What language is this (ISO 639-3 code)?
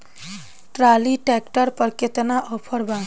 bho